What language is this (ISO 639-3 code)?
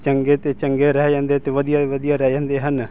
pan